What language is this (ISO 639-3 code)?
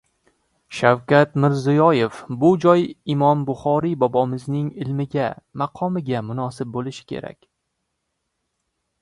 uzb